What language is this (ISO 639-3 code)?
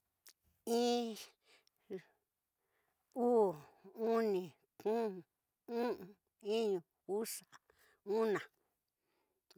mtx